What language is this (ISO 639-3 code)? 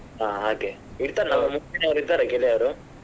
kan